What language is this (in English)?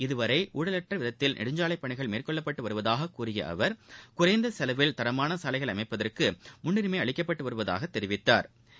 Tamil